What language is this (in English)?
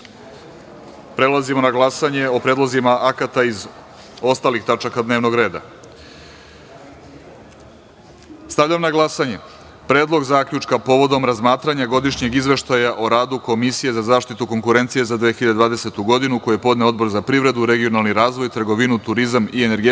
Serbian